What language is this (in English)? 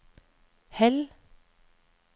Norwegian